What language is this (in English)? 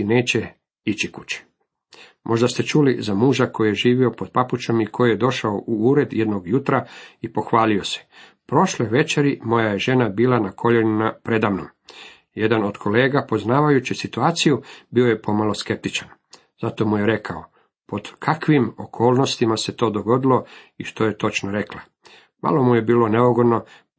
Croatian